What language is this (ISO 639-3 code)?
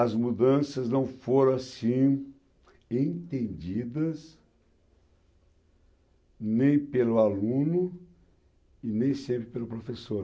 por